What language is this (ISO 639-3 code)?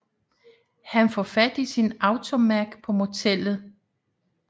dan